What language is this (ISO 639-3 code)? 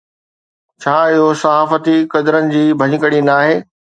snd